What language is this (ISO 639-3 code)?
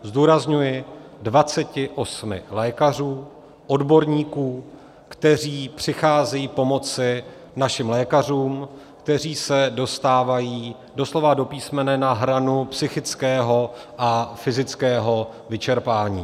ces